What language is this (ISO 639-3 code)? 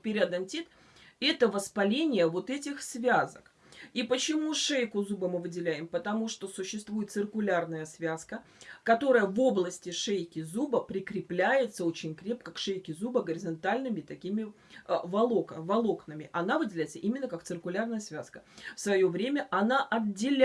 rus